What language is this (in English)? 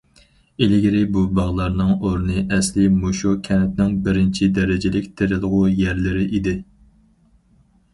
Uyghur